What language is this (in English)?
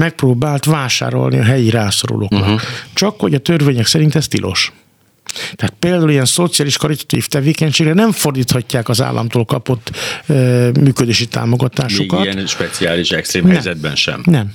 Hungarian